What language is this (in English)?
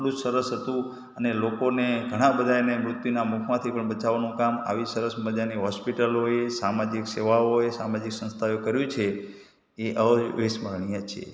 Gujarati